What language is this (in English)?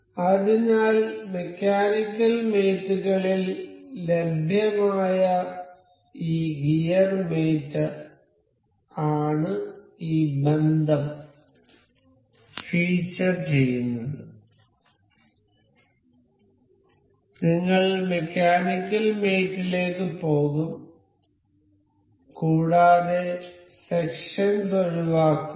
Malayalam